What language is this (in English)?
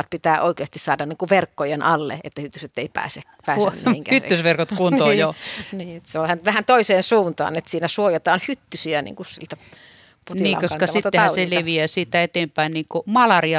Finnish